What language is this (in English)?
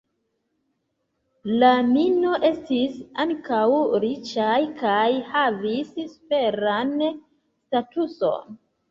Esperanto